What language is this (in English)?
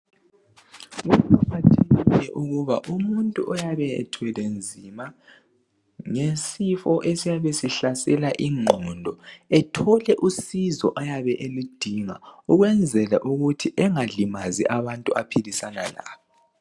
North Ndebele